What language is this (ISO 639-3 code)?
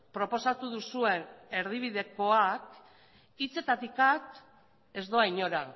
eus